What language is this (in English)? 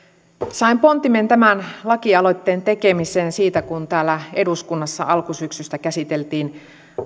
Finnish